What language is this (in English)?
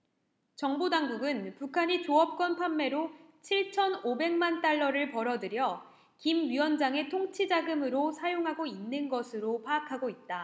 Korean